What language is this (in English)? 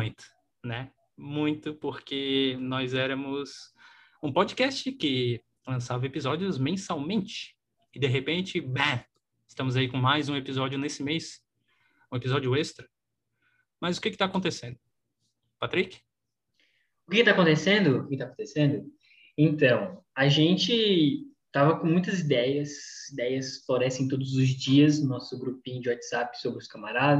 Portuguese